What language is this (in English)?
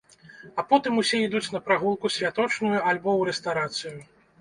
Belarusian